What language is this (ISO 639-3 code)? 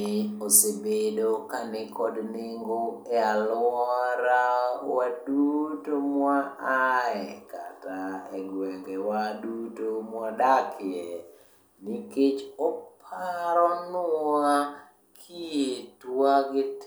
luo